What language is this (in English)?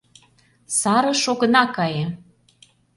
Mari